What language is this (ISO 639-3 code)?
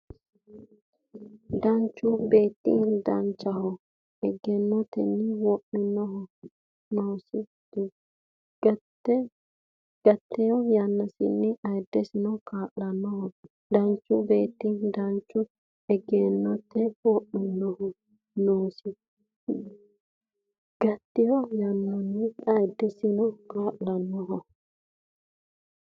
sid